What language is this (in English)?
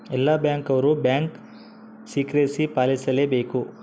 Kannada